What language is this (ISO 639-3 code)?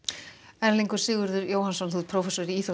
isl